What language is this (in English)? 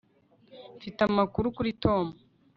Kinyarwanda